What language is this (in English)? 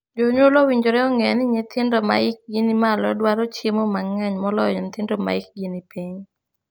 Luo (Kenya and Tanzania)